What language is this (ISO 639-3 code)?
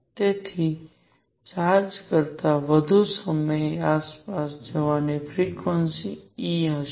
guj